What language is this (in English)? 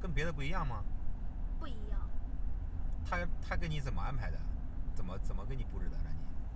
Chinese